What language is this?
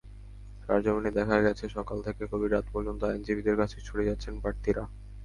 Bangla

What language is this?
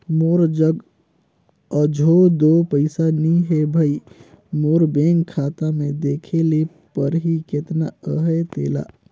Chhattisgarhi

